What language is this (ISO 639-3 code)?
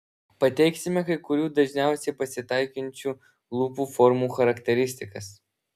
lit